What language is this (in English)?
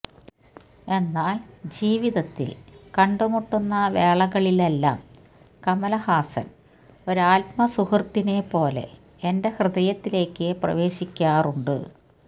Malayalam